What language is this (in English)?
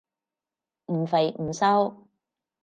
Cantonese